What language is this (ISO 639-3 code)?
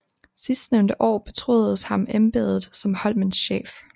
dan